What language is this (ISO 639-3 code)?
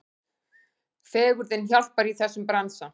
isl